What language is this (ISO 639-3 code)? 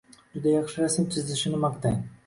uzb